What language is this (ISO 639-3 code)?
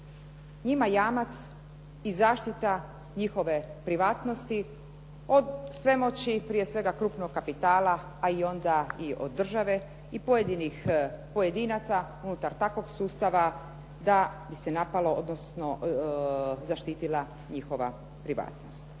hrv